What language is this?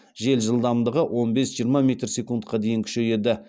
Kazakh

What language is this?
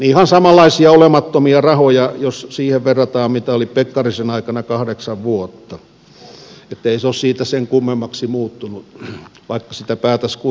Finnish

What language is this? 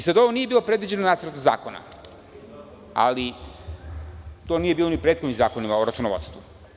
Serbian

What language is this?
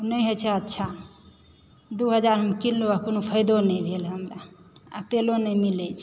Maithili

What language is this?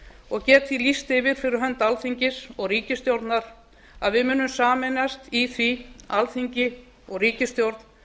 Icelandic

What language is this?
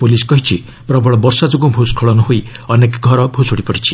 Odia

